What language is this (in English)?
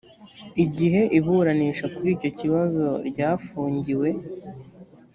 Kinyarwanda